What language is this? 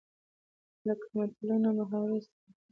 Pashto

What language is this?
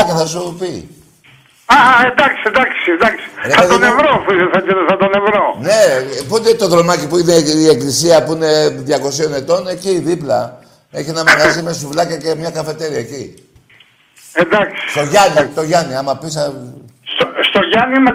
Greek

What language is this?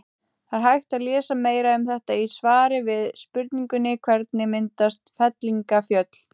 Icelandic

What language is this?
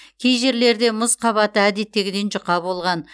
Kazakh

